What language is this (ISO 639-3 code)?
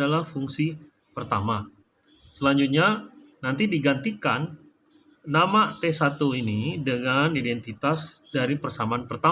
ind